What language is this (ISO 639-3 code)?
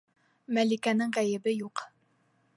bak